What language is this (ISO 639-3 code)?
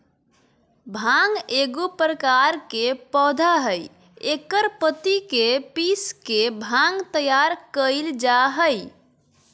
mag